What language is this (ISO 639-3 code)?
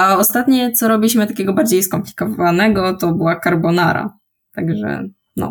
pol